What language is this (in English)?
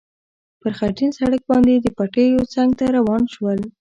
Pashto